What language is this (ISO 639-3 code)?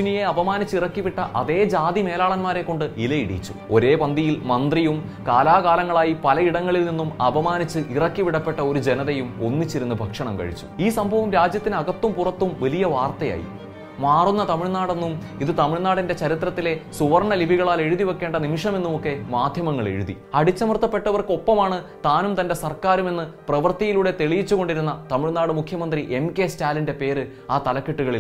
mal